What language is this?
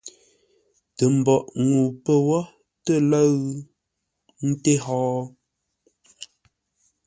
Ngombale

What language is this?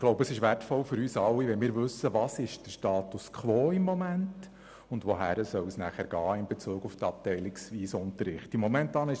Swiss German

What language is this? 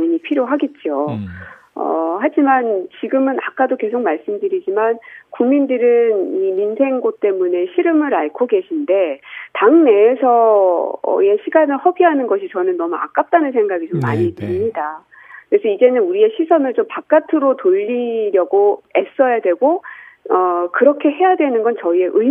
Korean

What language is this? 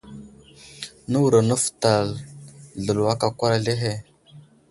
Wuzlam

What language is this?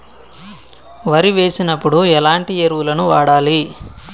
Telugu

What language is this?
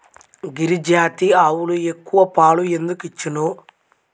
Telugu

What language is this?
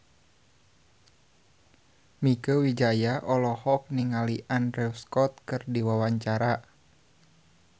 Sundanese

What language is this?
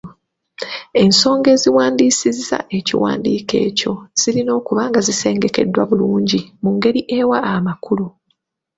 Ganda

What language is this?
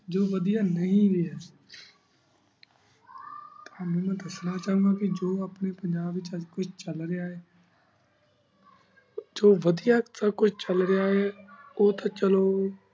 Punjabi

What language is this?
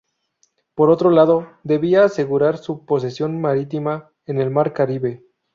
Spanish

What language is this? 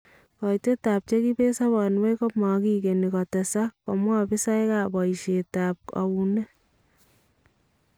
Kalenjin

